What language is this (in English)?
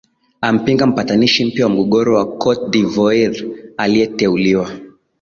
Swahili